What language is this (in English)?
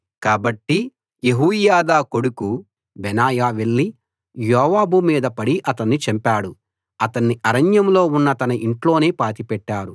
Telugu